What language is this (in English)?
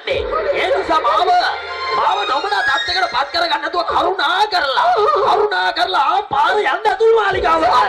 Indonesian